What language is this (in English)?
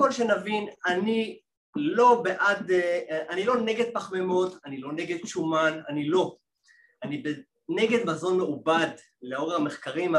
Hebrew